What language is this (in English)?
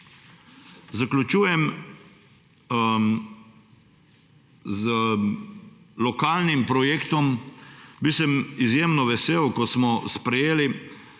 Slovenian